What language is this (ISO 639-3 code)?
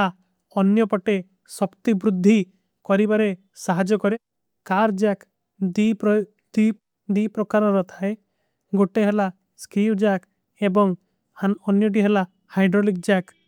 uki